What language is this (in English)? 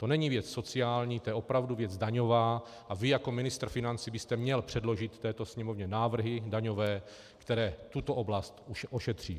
Czech